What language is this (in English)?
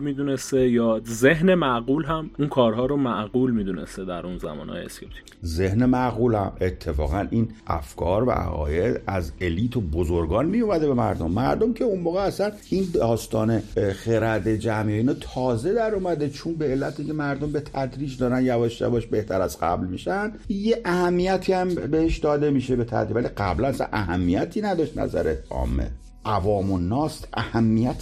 Persian